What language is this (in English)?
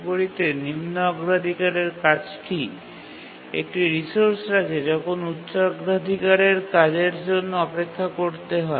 Bangla